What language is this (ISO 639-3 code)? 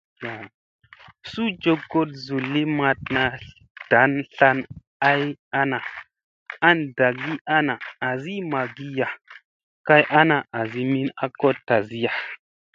mse